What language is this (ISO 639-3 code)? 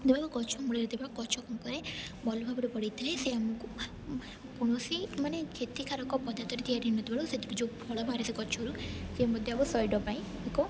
ori